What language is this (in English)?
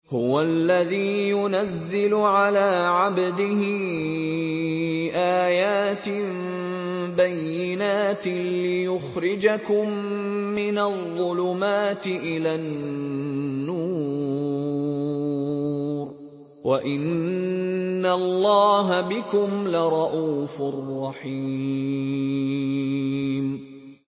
Arabic